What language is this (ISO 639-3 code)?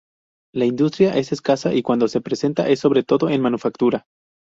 spa